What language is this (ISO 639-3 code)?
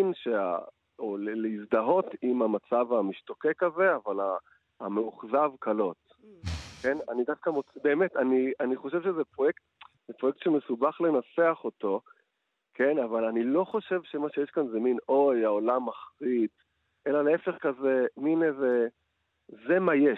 heb